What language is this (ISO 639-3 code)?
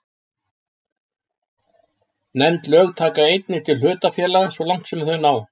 isl